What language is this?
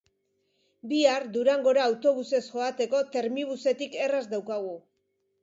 Basque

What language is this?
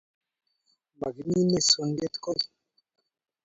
Kalenjin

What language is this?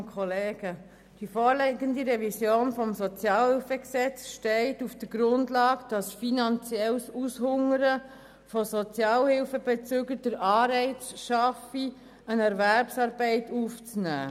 Swiss German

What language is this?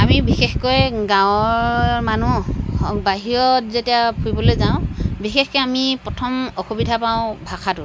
Assamese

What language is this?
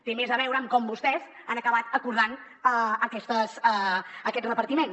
Catalan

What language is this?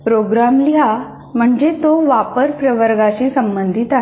Marathi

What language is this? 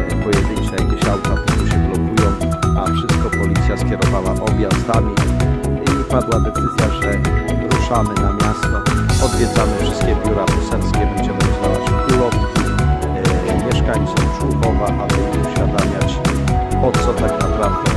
Polish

